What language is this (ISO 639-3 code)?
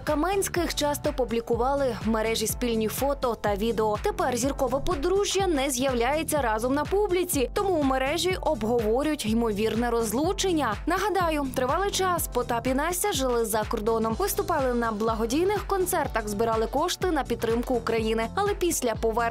ukr